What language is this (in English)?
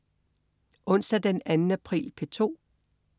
Danish